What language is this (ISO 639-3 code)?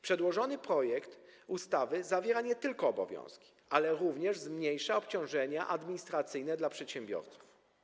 pol